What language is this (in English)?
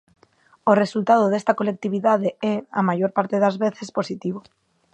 Galician